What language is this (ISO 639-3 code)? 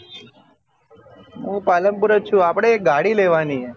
guj